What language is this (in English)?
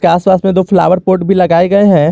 Hindi